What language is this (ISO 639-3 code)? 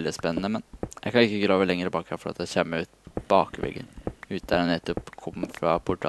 nor